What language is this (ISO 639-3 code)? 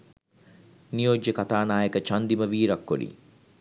sin